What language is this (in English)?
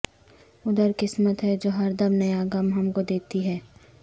Urdu